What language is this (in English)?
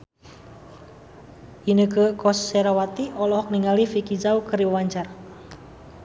Sundanese